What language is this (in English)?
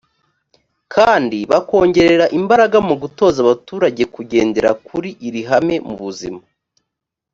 Kinyarwanda